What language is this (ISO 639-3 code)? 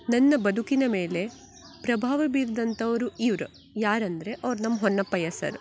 kan